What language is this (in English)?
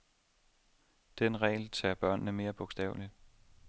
Danish